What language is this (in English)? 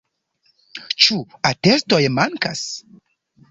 Esperanto